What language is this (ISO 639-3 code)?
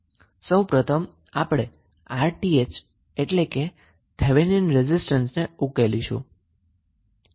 guj